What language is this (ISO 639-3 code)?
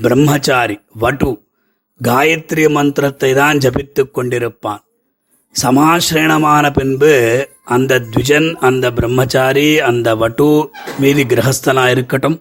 tam